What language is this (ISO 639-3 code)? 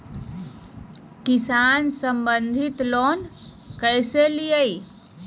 mag